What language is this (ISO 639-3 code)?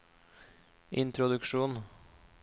nor